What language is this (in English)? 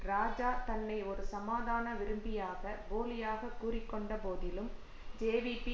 Tamil